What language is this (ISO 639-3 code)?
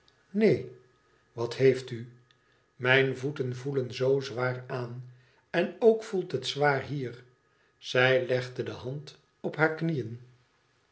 nld